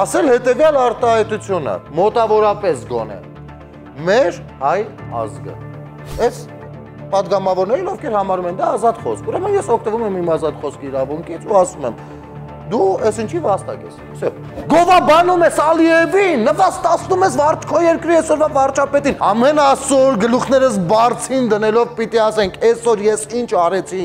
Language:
Romanian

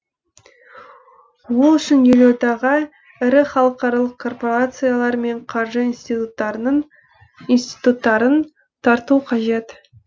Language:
Kazakh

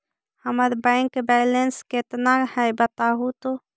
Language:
Magahi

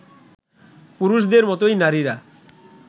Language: Bangla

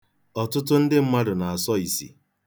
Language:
Igbo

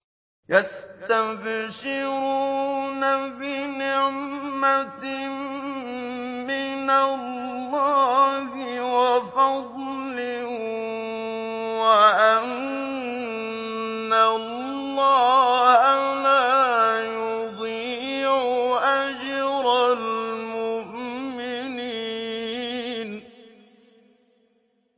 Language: Arabic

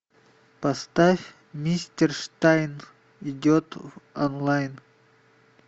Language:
Russian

